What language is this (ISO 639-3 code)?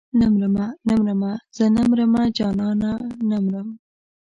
pus